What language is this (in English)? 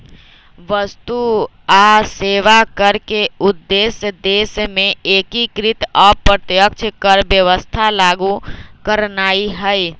Magahi